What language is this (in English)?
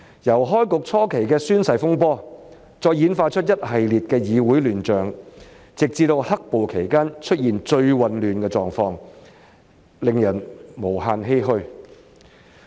Cantonese